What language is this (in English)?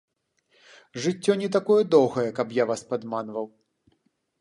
Belarusian